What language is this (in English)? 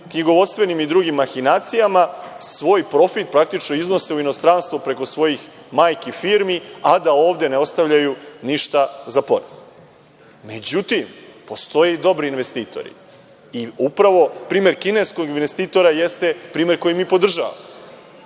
Serbian